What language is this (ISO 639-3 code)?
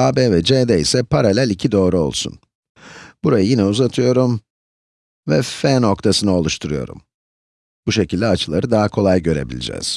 tur